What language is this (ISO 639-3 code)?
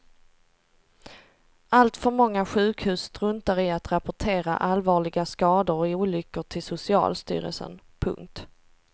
swe